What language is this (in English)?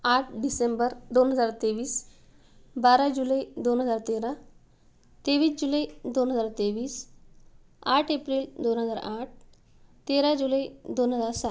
Marathi